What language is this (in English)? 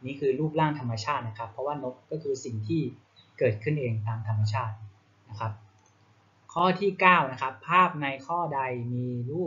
Thai